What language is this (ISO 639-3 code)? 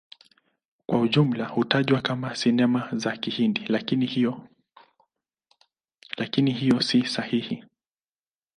swa